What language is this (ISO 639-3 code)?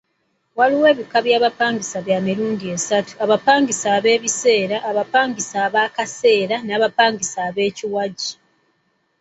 lug